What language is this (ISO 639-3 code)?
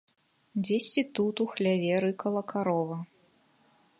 bel